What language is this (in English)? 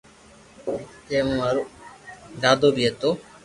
Loarki